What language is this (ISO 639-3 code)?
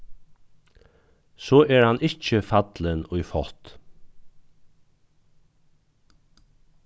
fao